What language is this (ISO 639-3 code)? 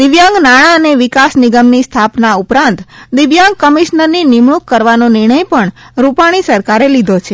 guj